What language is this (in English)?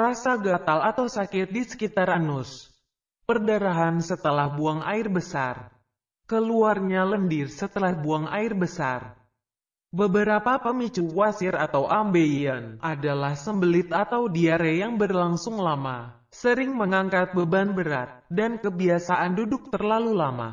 Indonesian